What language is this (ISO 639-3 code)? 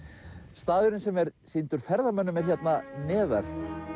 isl